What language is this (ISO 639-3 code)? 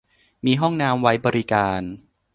tha